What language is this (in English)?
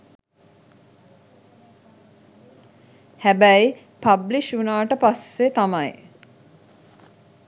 Sinhala